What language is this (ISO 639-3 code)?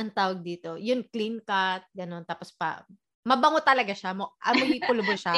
fil